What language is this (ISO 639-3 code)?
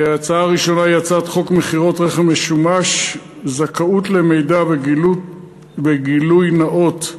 heb